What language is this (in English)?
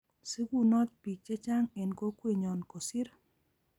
Kalenjin